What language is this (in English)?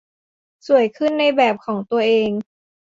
Thai